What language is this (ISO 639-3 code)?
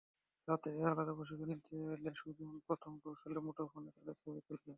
ben